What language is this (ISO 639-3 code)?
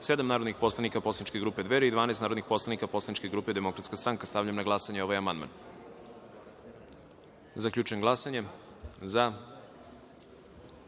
srp